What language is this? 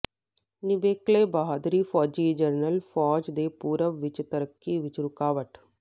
Punjabi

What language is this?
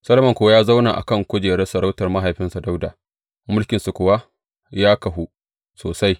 Hausa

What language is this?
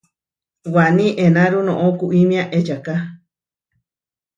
Huarijio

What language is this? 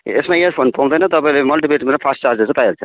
Nepali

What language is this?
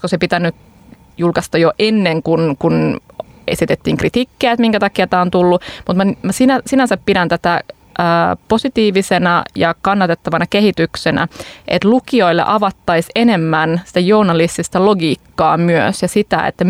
Finnish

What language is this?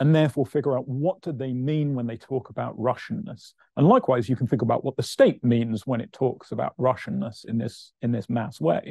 English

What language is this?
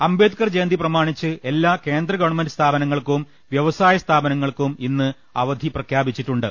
Malayalam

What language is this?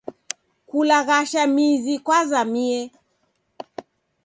Taita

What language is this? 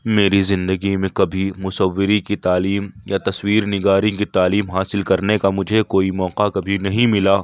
Urdu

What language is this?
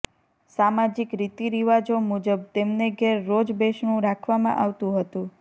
Gujarati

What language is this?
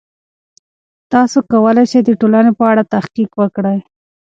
Pashto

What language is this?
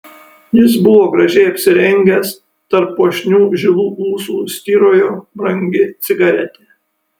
Lithuanian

